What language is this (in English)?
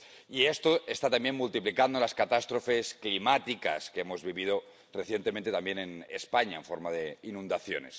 Spanish